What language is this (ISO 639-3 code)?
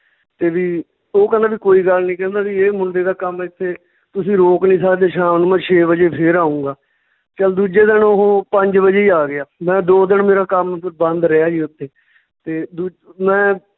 pan